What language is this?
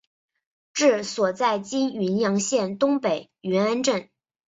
Chinese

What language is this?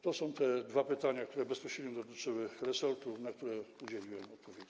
Polish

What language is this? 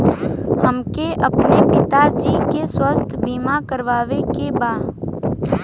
Bhojpuri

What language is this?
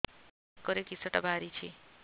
Odia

